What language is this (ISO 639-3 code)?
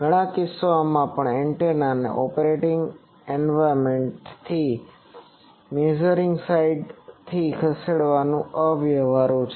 guj